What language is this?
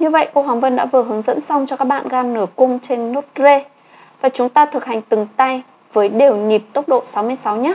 Vietnamese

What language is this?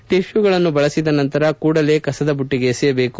Kannada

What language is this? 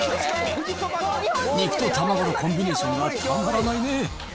Japanese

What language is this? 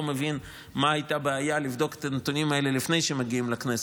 Hebrew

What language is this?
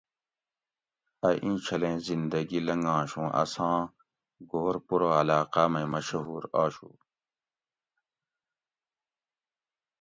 Gawri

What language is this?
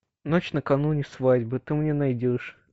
Russian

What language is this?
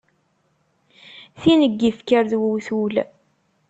Kabyle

